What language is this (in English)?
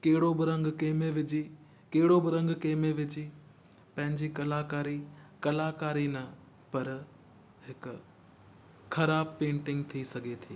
Sindhi